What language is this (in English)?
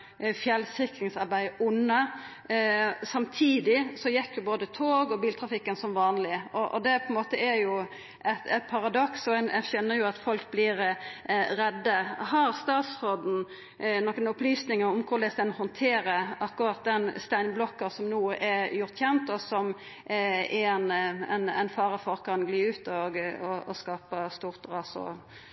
Norwegian